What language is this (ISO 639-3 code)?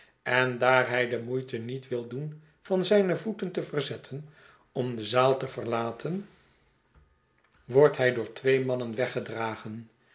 nld